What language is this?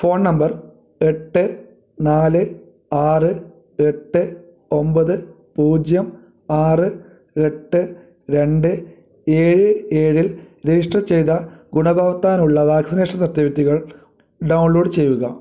Malayalam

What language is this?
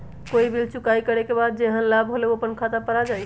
Magahi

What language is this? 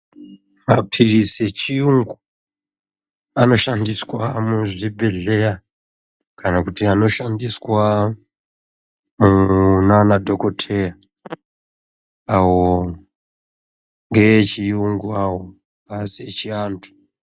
Ndau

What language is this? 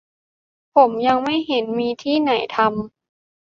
Thai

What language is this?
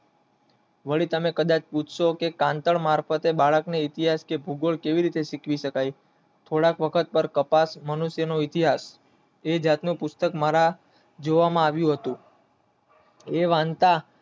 Gujarati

